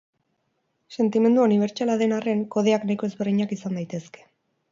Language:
Basque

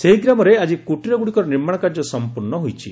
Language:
Odia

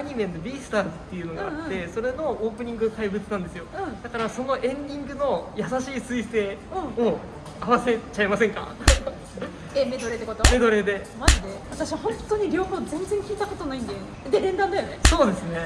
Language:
Japanese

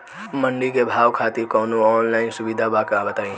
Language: Bhojpuri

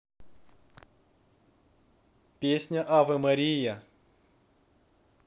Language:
Russian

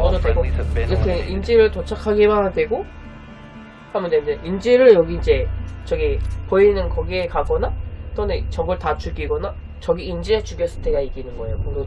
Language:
Korean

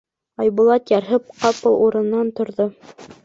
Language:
Bashkir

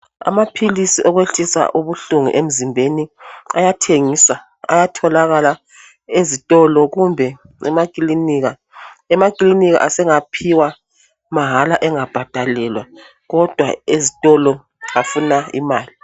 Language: North Ndebele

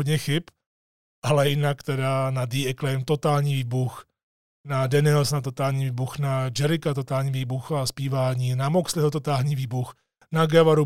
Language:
Czech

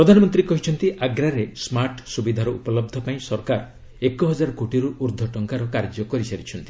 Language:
Odia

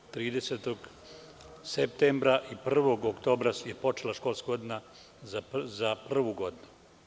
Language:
Serbian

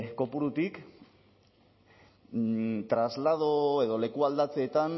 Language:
Basque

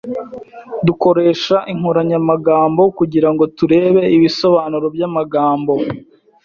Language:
Kinyarwanda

